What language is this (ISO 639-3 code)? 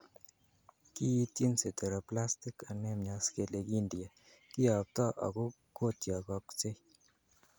kln